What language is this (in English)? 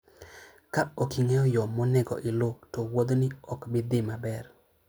Luo (Kenya and Tanzania)